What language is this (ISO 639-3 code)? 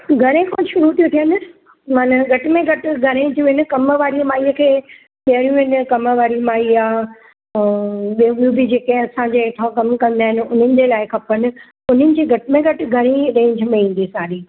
snd